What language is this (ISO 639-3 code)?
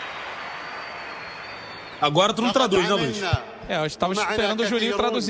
ara